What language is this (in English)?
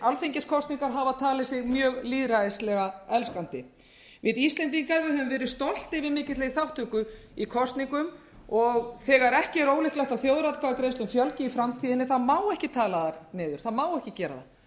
Icelandic